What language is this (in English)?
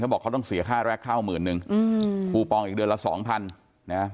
Thai